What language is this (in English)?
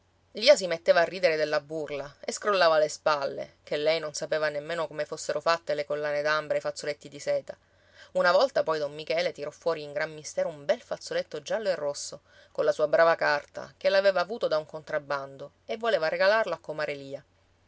Italian